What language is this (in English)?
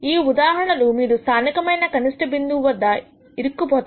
Telugu